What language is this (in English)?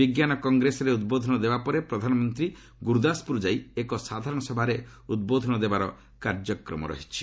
Odia